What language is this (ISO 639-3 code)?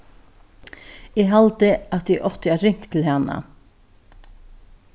fao